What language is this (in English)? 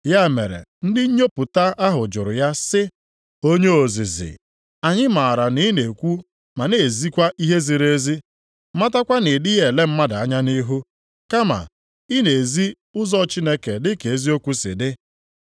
Igbo